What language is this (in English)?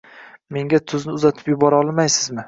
Uzbek